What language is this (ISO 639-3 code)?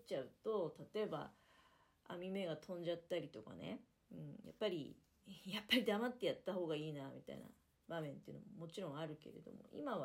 jpn